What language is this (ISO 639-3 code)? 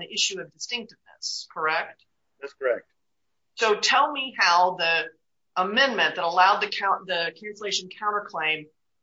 eng